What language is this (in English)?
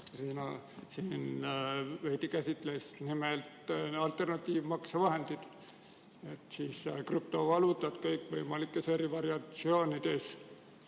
Estonian